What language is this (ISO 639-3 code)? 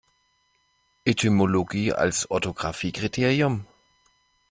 deu